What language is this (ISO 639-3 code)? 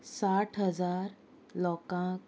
kok